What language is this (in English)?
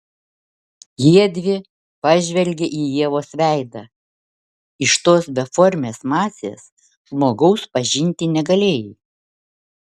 Lithuanian